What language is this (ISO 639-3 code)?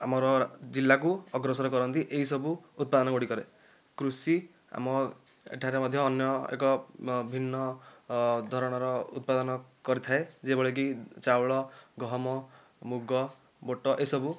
ori